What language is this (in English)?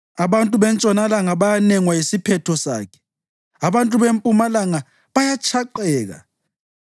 North Ndebele